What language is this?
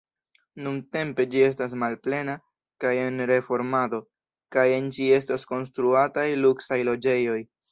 Esperanto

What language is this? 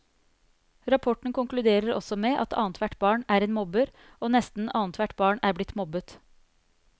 Norwegian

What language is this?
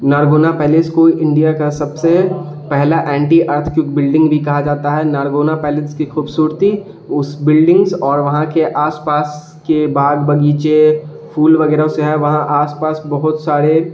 Urdu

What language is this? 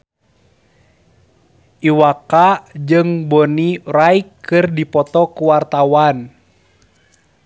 Sundanese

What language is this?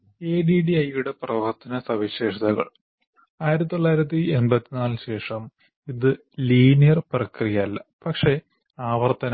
Malayalam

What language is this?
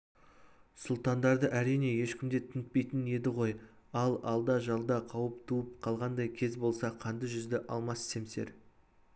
Kazakh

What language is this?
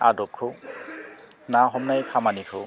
Bodo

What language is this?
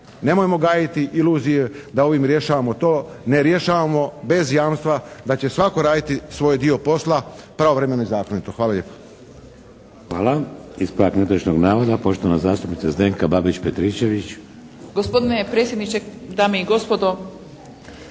Croatian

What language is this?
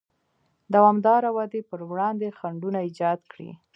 Pashto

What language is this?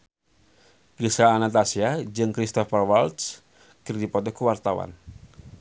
Sundanese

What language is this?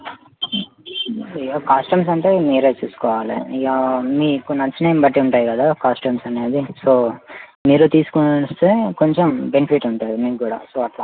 Telugu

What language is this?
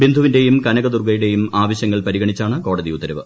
Malayalam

